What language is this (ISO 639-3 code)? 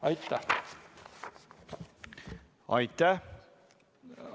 est